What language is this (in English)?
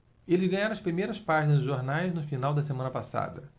Portuguese